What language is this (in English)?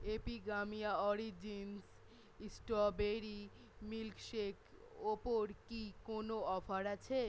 Bangla